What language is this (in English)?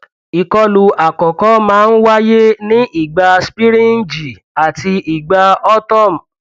Yoruba